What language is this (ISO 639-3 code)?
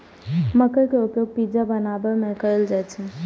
mai